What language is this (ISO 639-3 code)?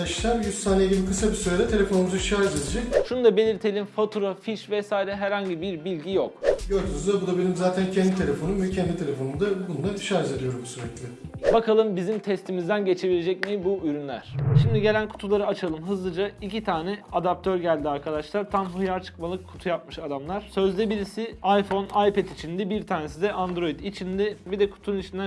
tur